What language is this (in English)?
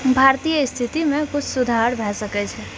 Maithili